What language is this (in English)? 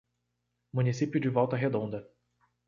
Portuguese